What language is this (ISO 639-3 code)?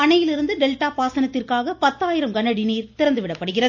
tam